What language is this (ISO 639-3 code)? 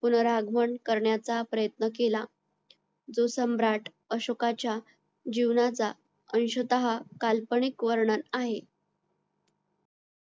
mar